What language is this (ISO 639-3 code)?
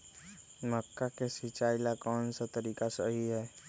mag